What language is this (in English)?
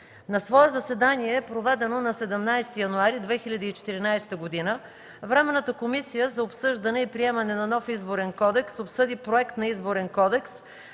Bulgarian